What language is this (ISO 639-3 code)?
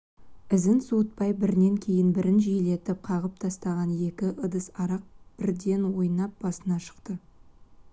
kaz